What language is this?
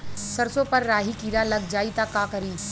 Bhojpuri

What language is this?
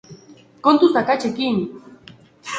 Basque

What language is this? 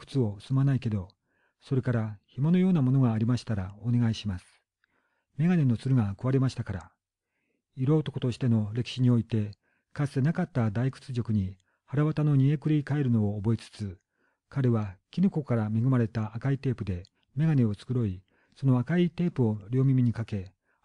Japanese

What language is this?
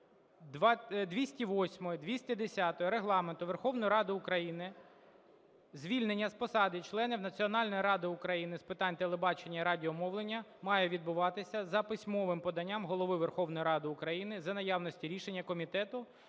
Ukrainian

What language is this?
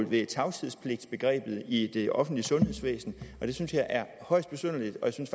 Danish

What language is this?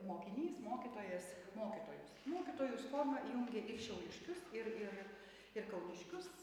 Lithuanian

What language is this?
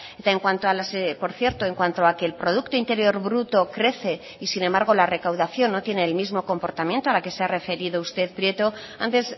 Spanish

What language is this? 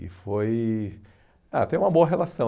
Portuguese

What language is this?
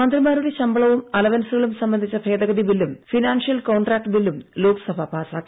Malayalam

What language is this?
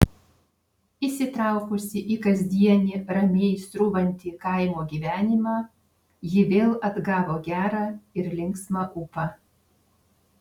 Lithuanian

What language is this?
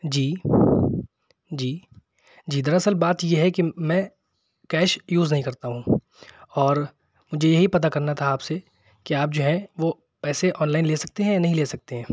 Urdu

